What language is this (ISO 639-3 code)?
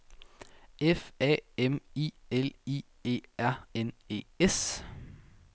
dan